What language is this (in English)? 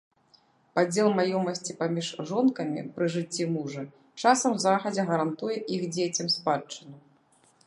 Belarusian